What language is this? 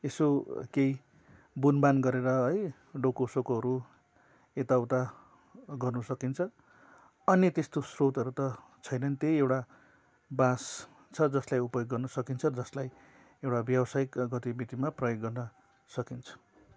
Nepali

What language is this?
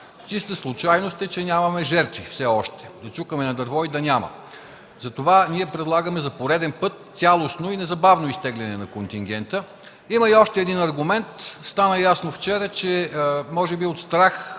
Bulgarian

